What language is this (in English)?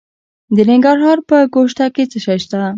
Pashto